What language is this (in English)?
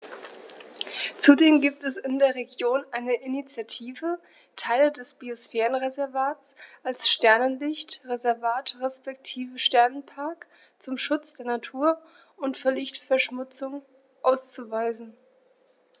German